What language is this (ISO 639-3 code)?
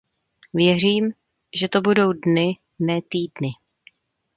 ces